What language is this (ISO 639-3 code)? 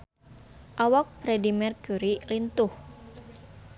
sun